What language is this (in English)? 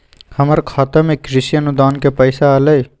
Magahi